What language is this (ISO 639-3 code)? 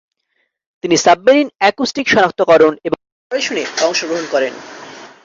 ben